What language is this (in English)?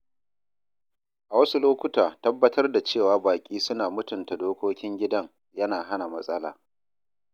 Hausa